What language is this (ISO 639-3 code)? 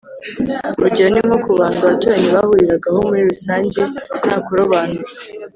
kin